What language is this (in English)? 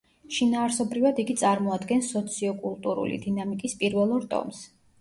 Georgian